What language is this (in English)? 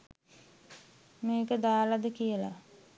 Sinhala